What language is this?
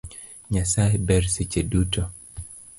Luo (Kenya and Tanzania)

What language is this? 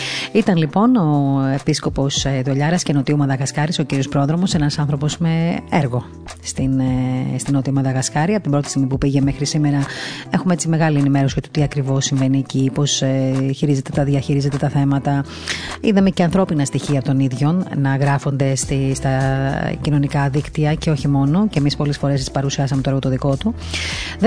Greek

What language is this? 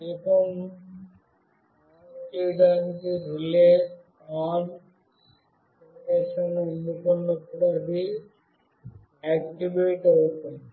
Telugu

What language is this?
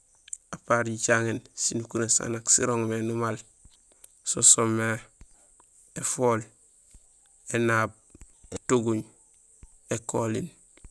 Gusilay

